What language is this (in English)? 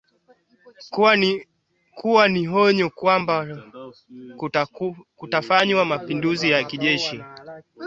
Swahili